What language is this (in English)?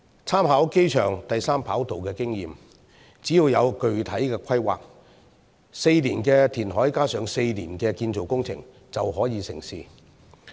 Cantonese